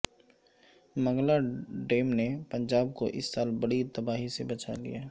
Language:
Urdu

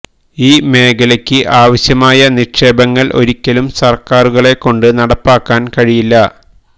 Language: Malayalam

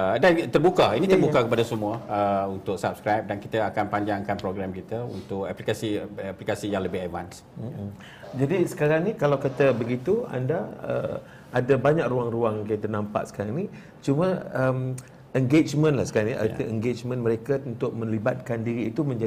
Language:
Malay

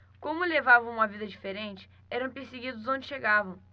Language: Portuguese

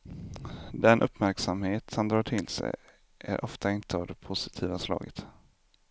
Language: Swedish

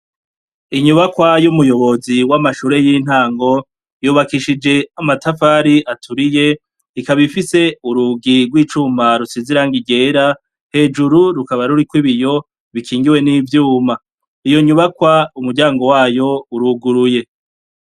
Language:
Rundi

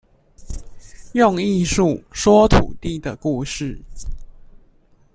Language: Chinese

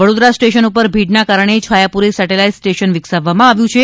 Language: Gujarati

